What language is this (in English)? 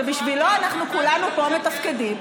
Hebrew